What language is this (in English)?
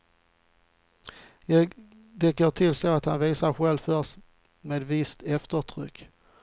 Swedish